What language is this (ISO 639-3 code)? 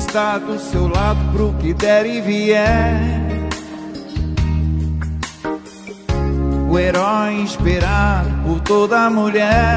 por